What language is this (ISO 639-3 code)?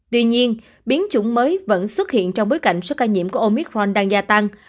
vie